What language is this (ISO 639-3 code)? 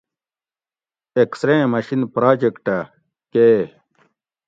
gwc